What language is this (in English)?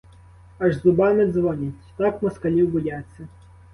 Ukrainian